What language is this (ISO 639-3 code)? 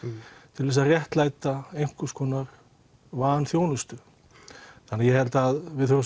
isl